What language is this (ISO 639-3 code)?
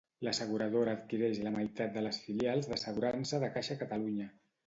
cat